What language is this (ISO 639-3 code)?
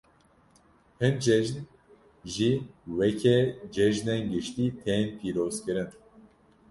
kur